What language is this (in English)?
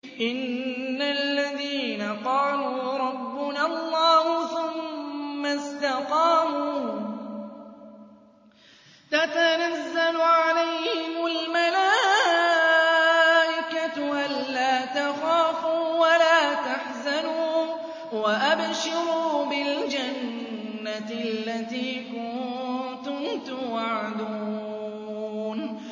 Arabic